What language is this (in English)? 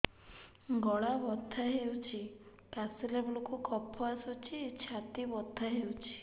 Odia